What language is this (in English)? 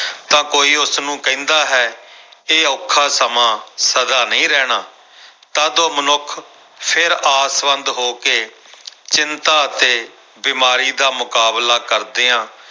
Punjabi